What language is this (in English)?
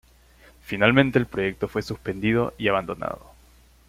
Spanish